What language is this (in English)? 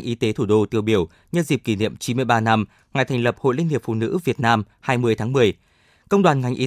Vietnamese